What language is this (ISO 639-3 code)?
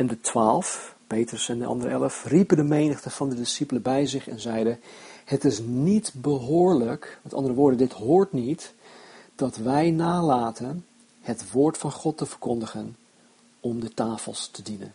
nld